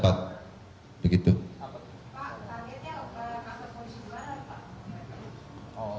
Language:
Indonesian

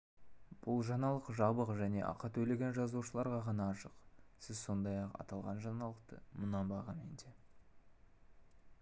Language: Kazakh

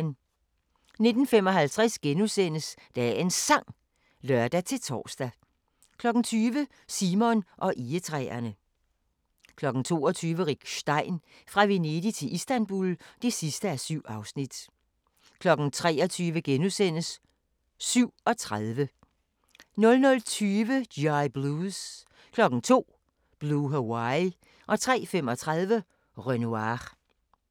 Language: Danish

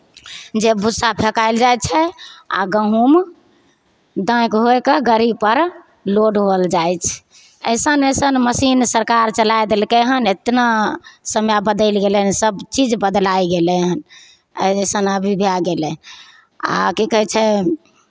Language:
Maithili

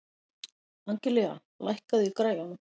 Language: Icelandic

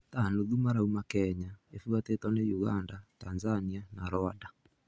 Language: Kikuyu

